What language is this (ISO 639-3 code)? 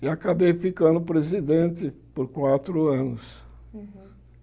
por